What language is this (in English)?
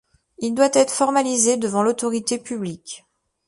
French